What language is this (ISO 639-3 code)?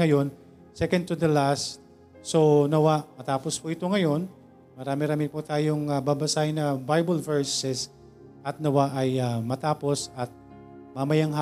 fil